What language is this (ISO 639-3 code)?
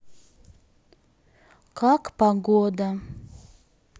rus